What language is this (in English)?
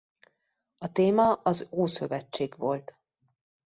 Hungarian